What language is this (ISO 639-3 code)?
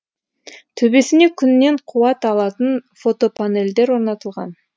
kaz